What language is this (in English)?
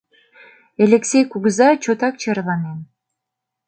Mari